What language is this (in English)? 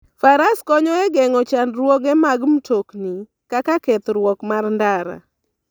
Luo (Kenya and Tanzania)